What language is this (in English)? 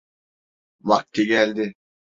Turkish